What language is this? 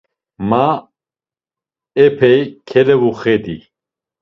Laz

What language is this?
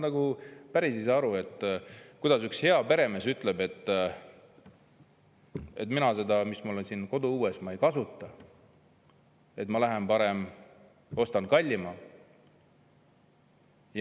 Estonian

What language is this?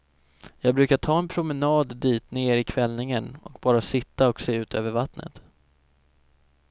Swedish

